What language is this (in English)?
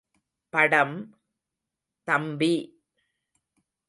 Tamil